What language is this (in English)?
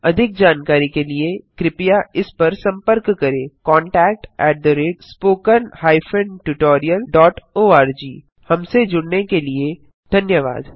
Hindi